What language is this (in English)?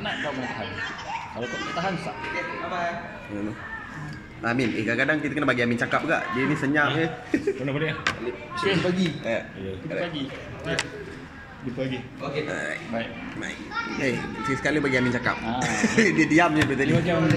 Malay